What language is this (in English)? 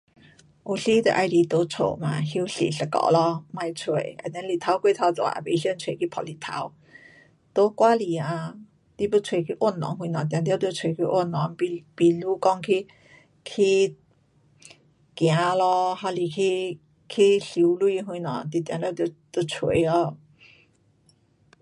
Pu-Xian Chinese